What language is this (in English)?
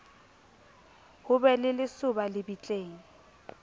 Southern Sotho